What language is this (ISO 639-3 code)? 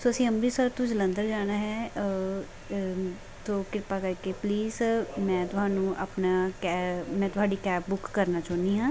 pan